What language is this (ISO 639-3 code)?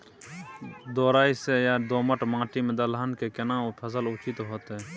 mai